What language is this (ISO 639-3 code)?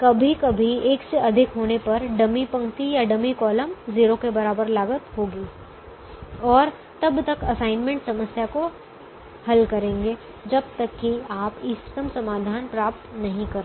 hin